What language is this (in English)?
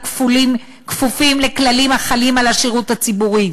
Hebrew